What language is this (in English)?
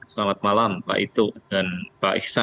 Indonesian